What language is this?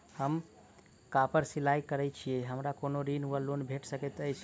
Maithili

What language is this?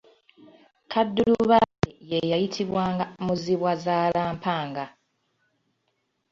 Ganda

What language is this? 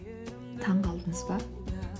Kazakh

